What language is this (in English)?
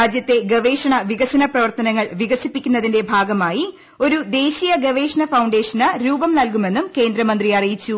Malayalam